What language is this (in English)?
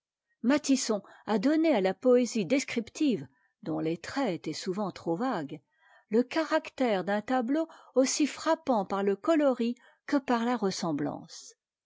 French